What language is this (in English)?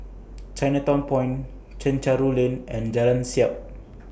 English